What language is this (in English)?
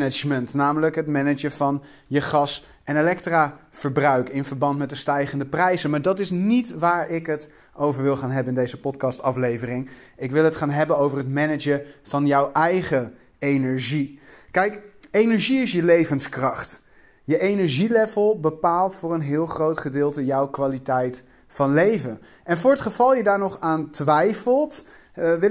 Dutch